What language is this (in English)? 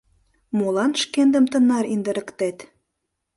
Mari